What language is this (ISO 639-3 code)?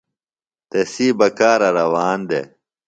phl